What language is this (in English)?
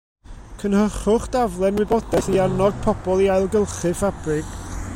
Welsh